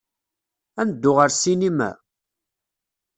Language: Kabyle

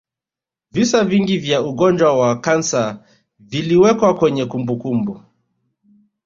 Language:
Swahili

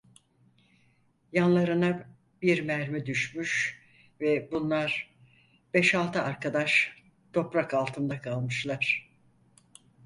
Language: Turkish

